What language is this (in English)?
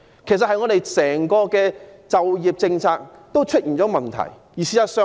Cantonese